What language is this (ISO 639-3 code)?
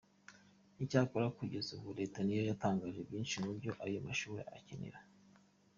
kin